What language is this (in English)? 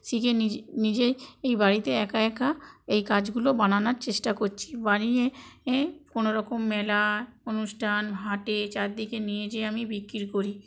Bangla